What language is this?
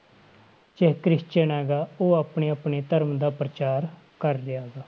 Punjabi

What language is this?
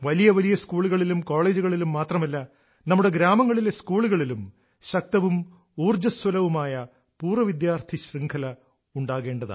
Malayalam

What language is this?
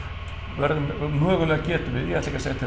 Icelandic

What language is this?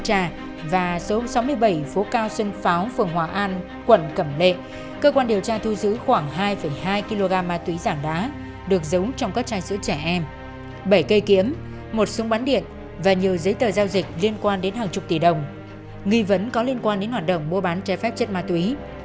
Vietnamese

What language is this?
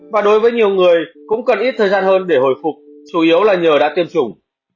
Vietnamese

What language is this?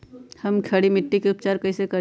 Magahi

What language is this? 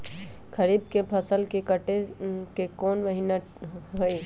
Magahi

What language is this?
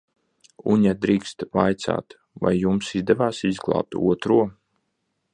Latvian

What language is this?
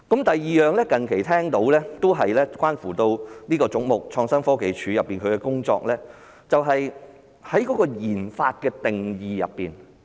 Cantonese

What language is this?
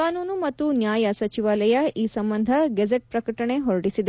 Kannada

